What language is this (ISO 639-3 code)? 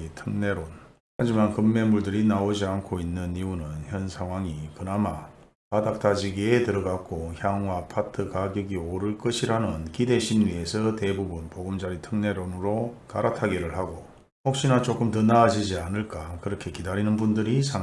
kor